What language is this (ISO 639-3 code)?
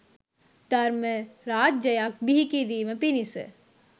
sin